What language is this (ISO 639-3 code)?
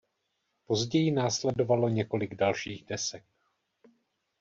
ces